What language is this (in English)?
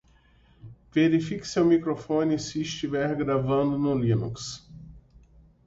Portuguese